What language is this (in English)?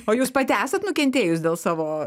Lithuanian